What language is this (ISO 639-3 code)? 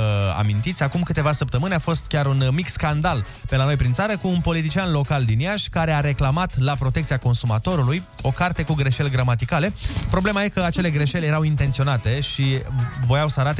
ron